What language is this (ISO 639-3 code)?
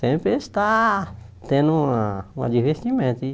por